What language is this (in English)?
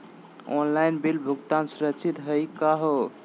Magahi